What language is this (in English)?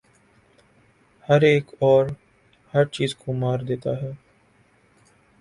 Urdu